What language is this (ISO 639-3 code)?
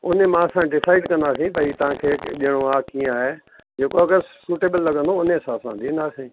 snd